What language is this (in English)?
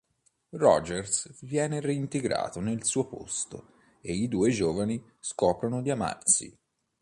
Italian